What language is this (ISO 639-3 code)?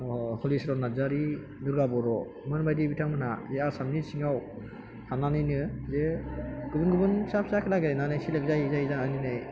brx